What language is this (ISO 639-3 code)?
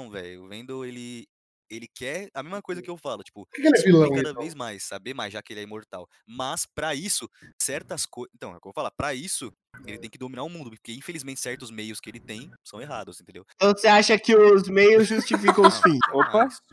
por